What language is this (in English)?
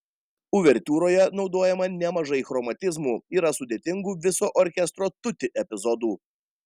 Lithuanian